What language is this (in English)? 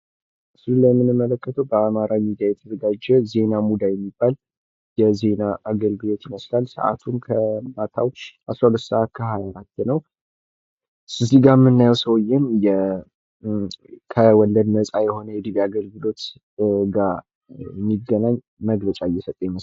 Amharic